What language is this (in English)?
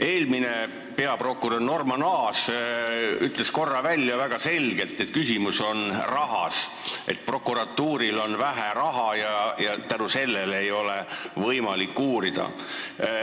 Estonian